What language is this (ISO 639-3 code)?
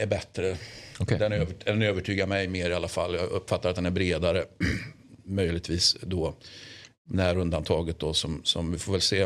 swe